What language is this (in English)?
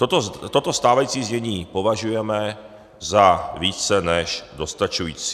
Czech